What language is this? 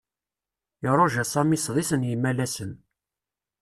Kabyle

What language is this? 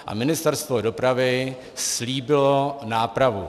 Czech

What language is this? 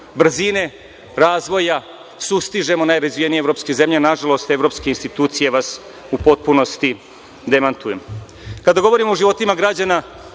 Serbian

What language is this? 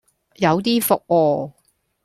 Cantonese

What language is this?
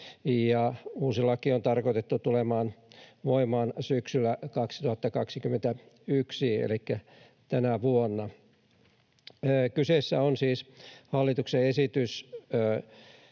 Finnish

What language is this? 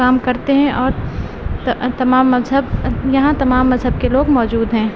Urdu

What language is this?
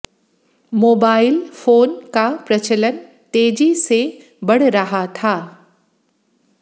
Hindi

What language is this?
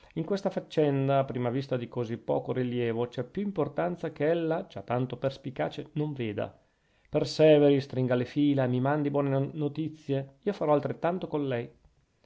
Italian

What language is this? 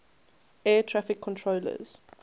English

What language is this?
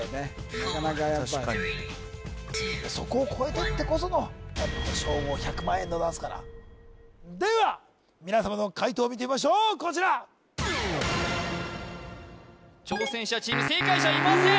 Japanese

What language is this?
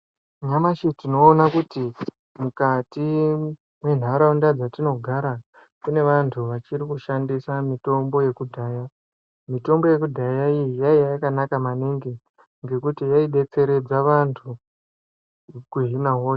Ndau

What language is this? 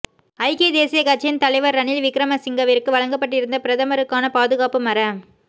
Tamil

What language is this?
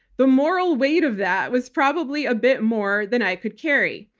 English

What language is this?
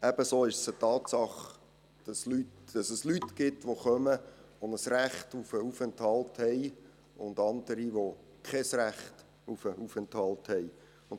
Swiss German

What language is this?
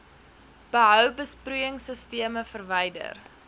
Afrikaans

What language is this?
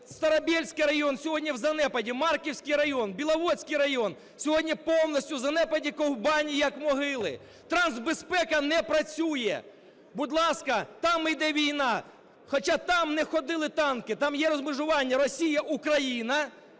Ukrainian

